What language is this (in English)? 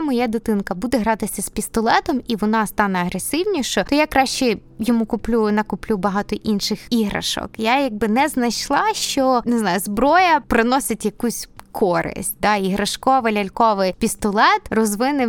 Ukrainian